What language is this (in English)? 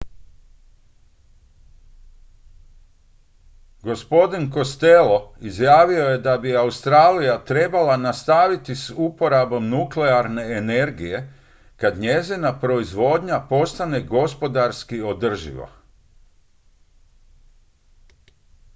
Croatian